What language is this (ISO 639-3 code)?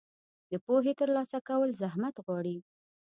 pus